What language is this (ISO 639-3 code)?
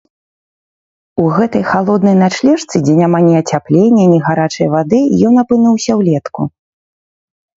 bel